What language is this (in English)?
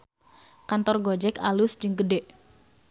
Sundanese